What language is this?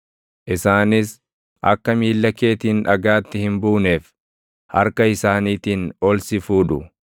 Oromo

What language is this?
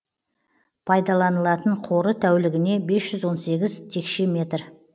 Kazakh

